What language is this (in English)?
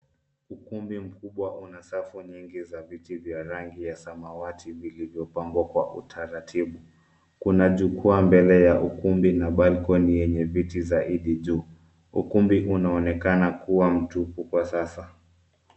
Swahili